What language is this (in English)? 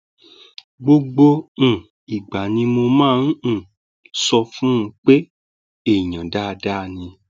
Yoruba